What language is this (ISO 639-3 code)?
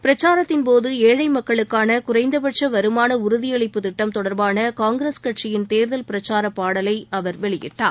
tam